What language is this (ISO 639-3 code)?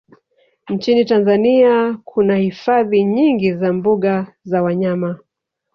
swa